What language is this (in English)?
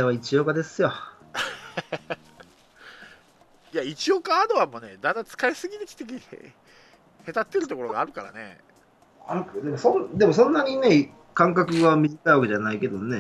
Japanese